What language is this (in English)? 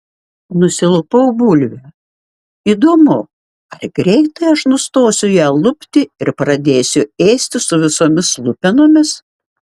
Lithuanian